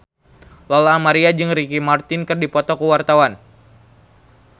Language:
Sundanese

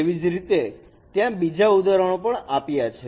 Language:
Gujarati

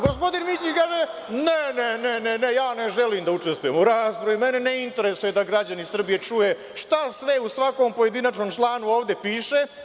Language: Serbian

